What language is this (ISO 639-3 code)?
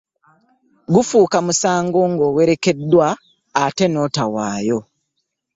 lug